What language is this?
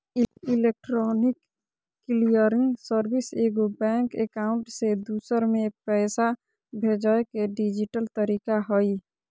Magahi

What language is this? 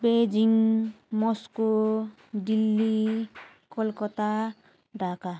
Nepali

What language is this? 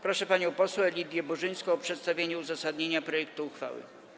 Polish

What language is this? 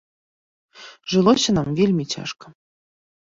Belarusian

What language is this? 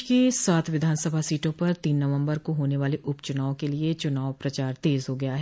Hindi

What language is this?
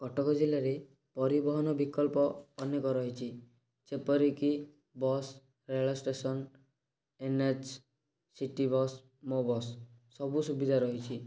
Odia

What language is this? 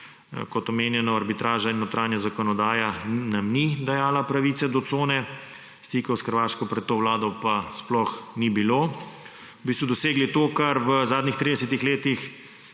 Slovenian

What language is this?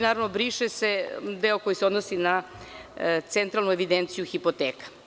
Serbian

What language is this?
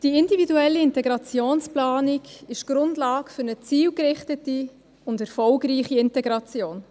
Swiss German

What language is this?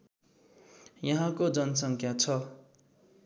Nepali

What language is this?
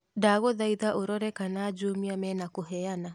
Kikuyu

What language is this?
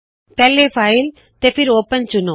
Punjabi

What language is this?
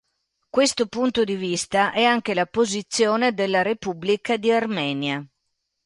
Italian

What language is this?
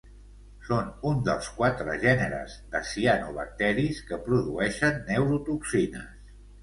Catalan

